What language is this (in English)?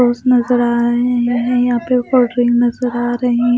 Hindi